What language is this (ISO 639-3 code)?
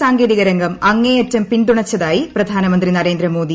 mal